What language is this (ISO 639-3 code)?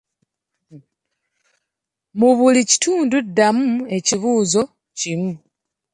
lug